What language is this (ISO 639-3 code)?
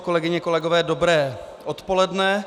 ces